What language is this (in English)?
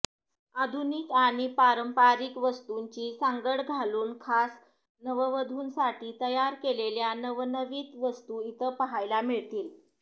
Marathi